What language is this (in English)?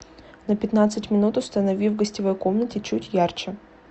Russian